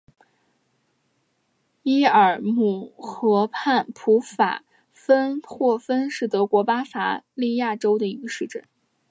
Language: Chinese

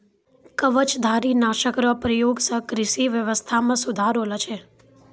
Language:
Maithili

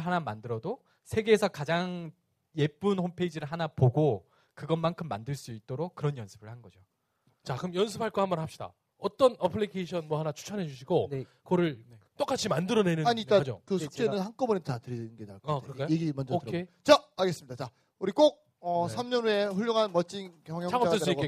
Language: Korean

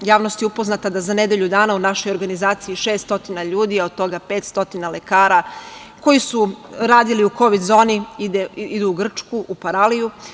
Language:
Serbian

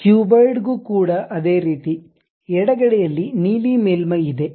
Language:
Kannada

